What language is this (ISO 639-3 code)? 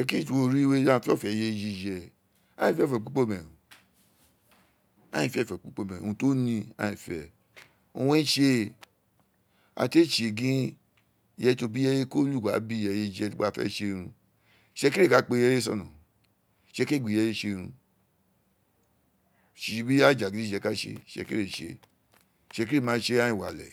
its